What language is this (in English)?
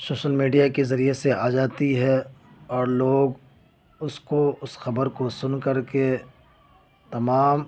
Urdu